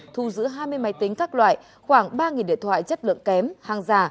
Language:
Vietnamese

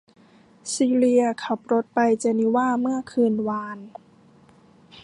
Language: Thai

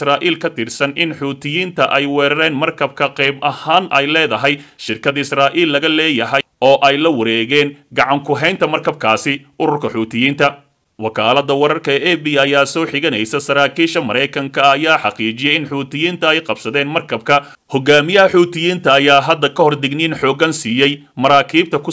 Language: Arabic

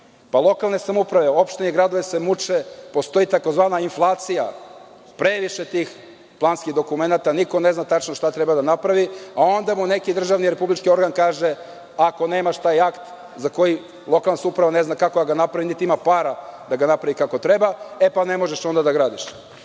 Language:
Serbian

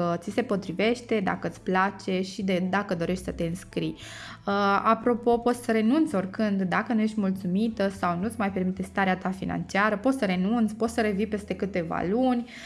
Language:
Romanian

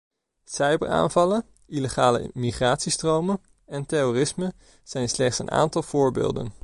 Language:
Dutch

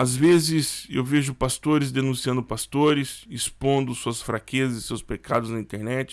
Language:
Portuguese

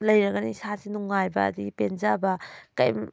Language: Manipuri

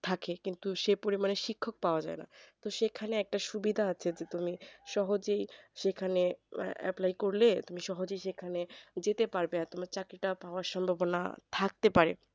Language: Bangla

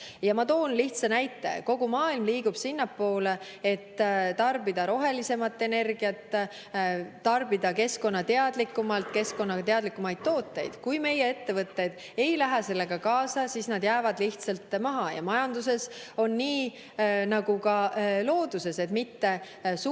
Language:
Estonian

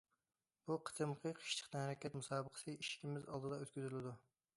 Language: Uyghur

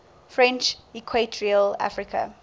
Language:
English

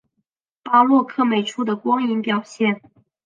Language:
Chinese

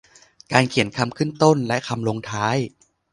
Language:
Thai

